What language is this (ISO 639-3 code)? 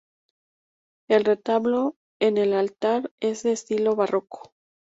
spa